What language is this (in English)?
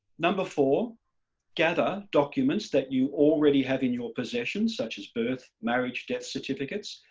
English